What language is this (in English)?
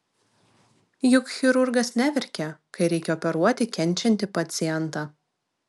Lithuanian